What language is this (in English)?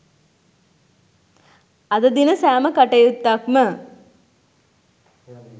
Sinhala